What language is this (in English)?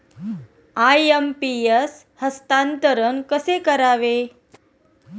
Marathi